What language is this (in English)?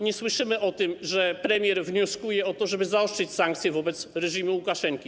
Polish